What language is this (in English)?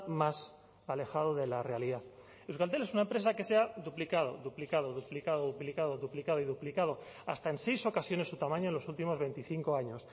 Spanish